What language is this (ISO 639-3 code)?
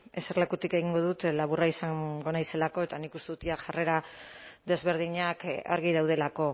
eus